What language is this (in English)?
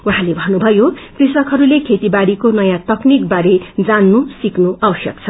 Nepali